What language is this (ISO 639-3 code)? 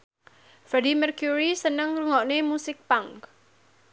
jav